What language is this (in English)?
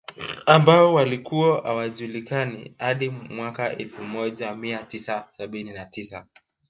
Swahili